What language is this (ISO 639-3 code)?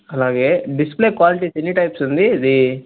tel